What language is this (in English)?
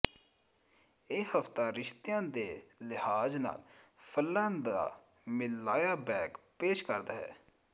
Punjabi